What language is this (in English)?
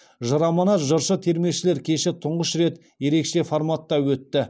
Kazakh